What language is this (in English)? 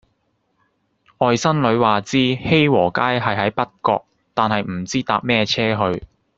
Cantonese